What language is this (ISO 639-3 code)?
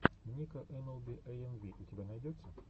rus